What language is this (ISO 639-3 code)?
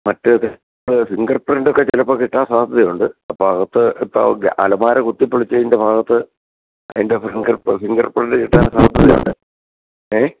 mal